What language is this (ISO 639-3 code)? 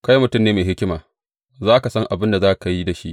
hau